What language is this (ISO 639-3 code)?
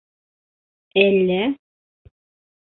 bak